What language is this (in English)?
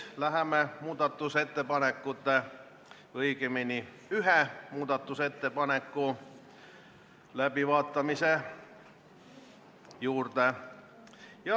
Estonian